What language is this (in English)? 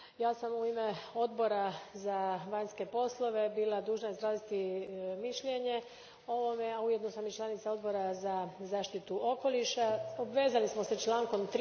Croatian